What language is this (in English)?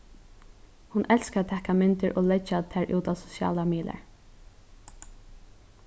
Faroese